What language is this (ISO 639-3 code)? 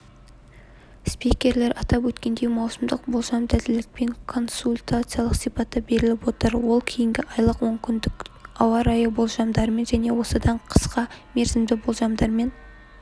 kaz